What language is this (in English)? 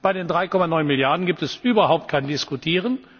German